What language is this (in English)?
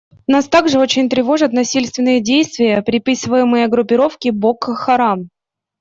Russian